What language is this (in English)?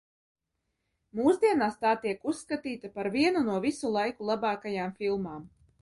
Latvian